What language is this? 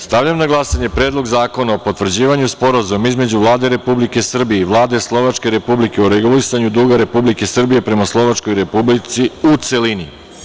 Serbian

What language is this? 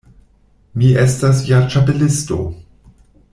Esperanto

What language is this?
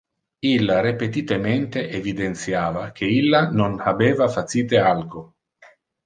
Interlingua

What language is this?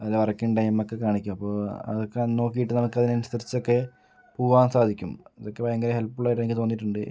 Malayalam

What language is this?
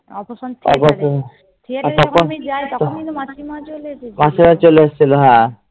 Bangla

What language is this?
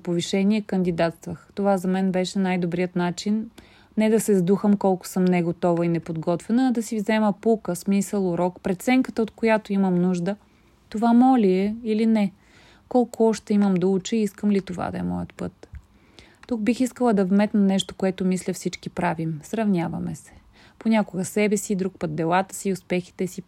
Bulgarian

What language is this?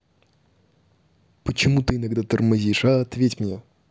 Russian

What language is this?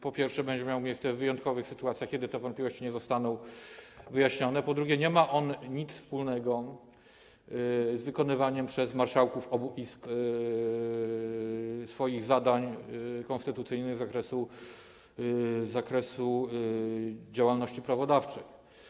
Polish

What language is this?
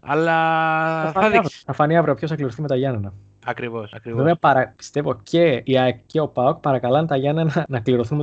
Greek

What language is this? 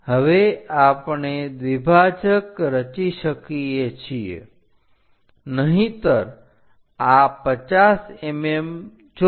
Gujarati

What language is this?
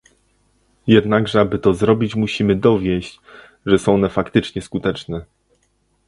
Polish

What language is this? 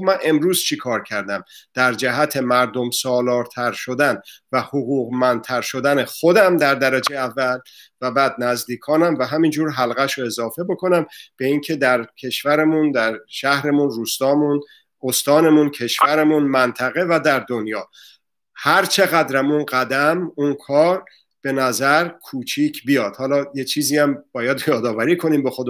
Persian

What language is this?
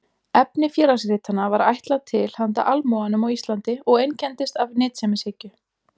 Icelandic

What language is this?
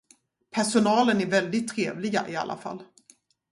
Swedish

